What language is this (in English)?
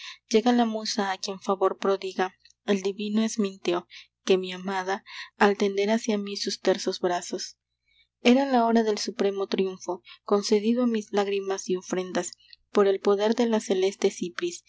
Spanish